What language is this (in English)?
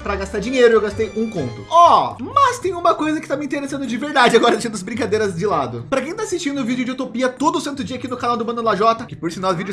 Portuguese